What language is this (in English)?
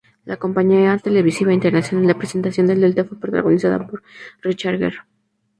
Spanish